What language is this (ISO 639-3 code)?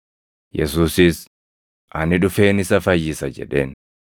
orm